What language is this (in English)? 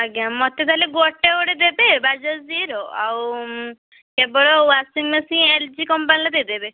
Odia